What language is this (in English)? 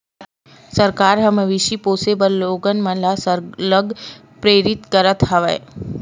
Chhattisgarhi